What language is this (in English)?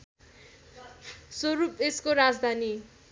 Nepali